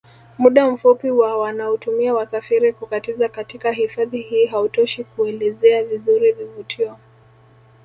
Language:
Swahili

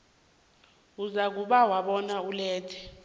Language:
South Ndebele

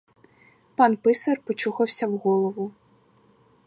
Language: Ukrainian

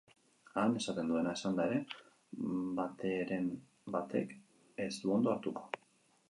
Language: Basque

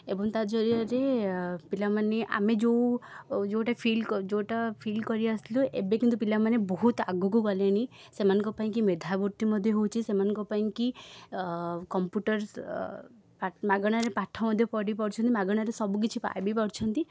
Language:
Odia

